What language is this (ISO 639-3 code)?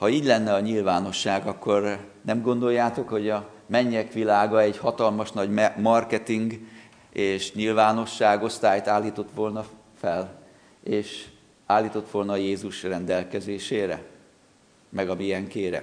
hun